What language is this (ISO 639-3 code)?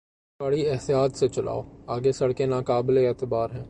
urd